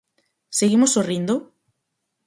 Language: Galician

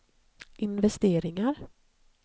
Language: Swedish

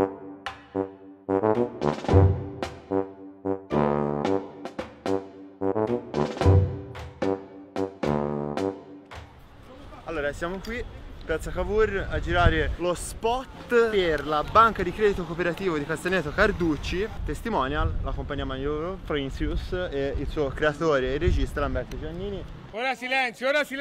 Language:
Italian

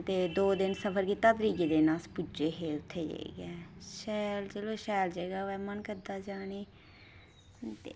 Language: Dogri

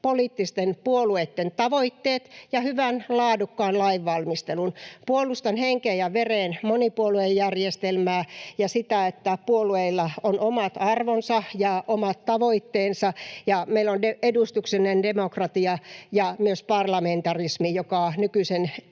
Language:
Finnish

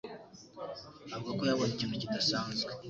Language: Kinyarwanda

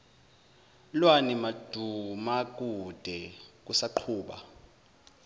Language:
Zulu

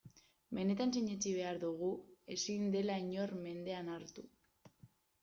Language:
Basque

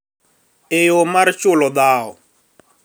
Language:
Luo (Kenya and Tanzania)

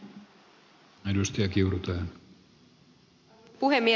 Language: Finnish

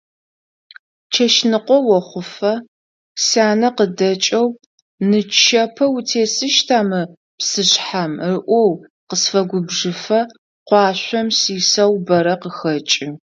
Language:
Adyghe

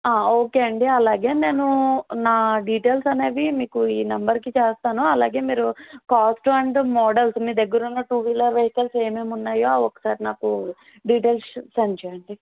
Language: Telugu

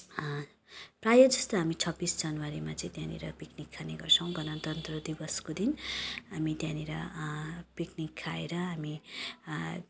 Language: Nepali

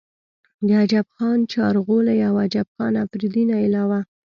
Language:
Pashto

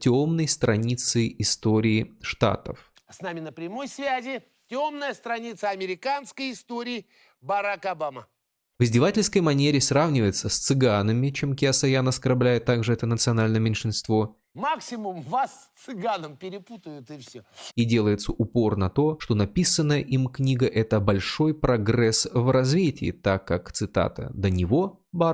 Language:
Russian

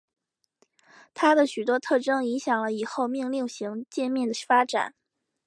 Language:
Chinese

